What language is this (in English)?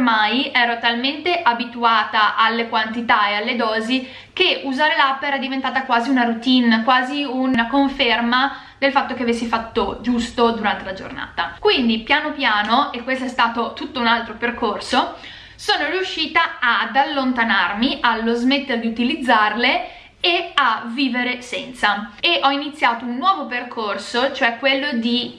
Italian